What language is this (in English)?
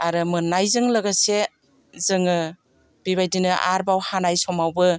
Bodo